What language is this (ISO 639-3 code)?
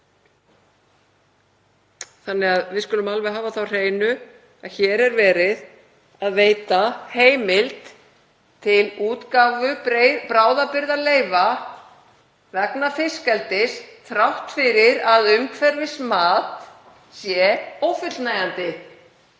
isl